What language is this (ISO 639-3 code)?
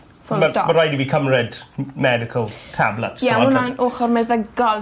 cym